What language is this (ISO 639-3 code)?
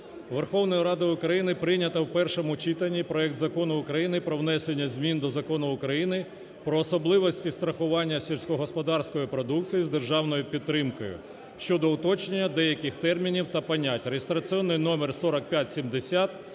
ukr